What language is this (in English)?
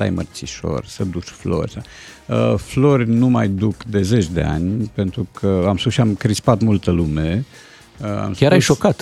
Romanian